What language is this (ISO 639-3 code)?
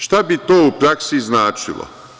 srp